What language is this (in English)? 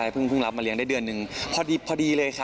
Thai